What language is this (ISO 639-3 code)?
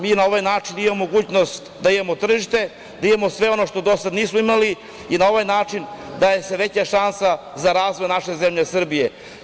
srp